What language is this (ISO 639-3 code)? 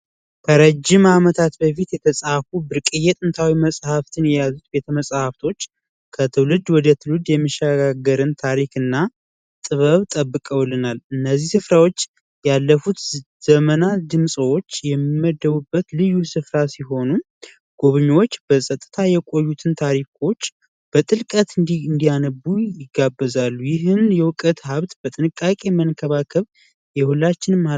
amh